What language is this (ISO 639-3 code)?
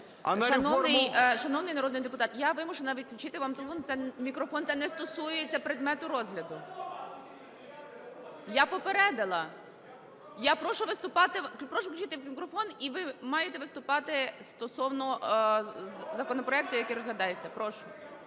ukr